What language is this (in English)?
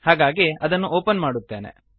Kannada